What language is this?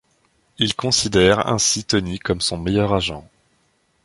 French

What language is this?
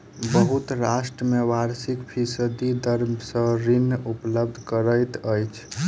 Maithili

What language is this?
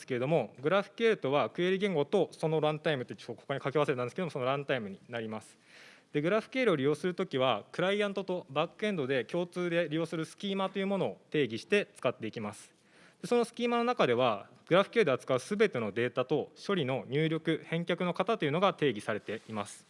Japanese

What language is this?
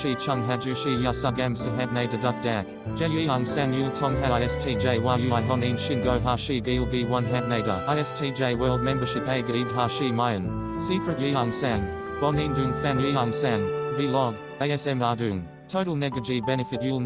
Korean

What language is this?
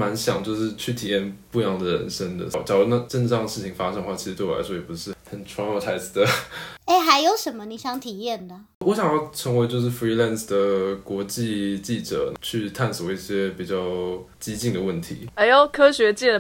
Chinese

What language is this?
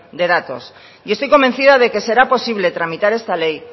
Spanish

